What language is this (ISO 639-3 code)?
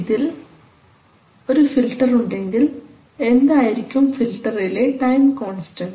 mal